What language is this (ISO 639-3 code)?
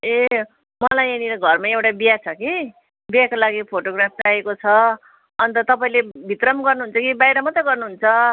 nep